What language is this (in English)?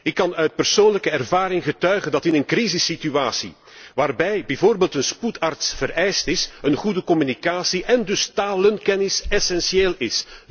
Dutch